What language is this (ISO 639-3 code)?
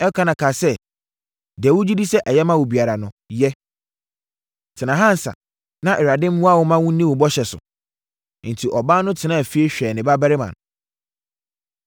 aka